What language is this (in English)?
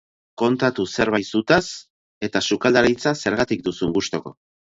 Basque